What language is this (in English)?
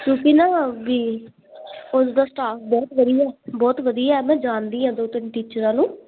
Punjabi